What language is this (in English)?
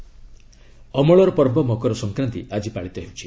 Odia